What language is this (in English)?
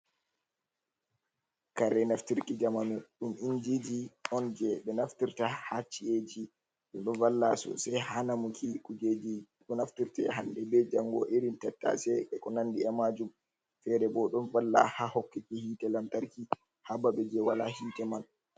Fula